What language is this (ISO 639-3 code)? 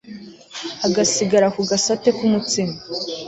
kin